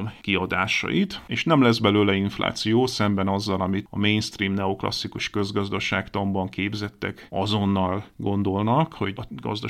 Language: Hungarian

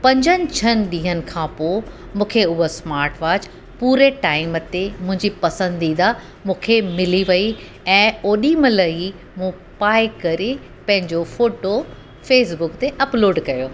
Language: Sindhi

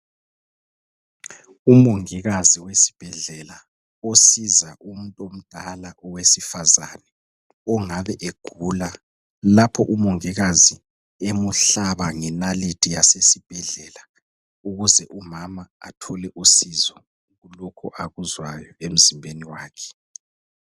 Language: North Ndebele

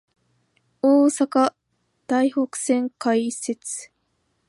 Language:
Japanese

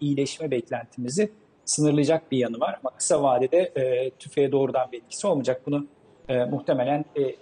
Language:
Turkish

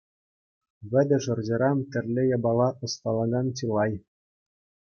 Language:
Chuvash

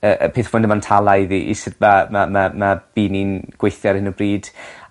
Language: Welsh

